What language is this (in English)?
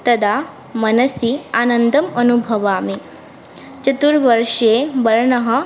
Sanskrit